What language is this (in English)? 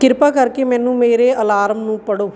Punjabi